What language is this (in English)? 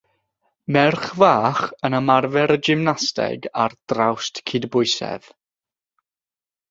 Welsh